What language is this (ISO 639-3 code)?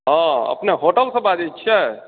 mai